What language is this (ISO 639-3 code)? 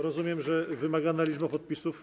pol